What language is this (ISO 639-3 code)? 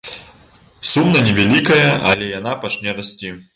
bel